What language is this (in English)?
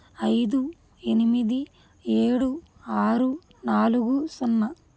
Telugu